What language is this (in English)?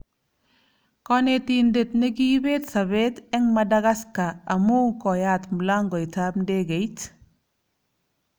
Kalenjin